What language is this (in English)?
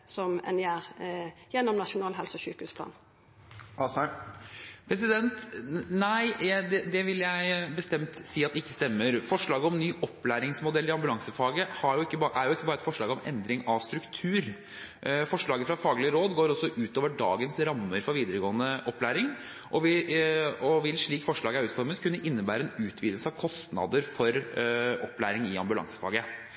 Norwegian